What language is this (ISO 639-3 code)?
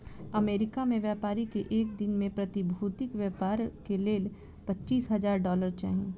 mai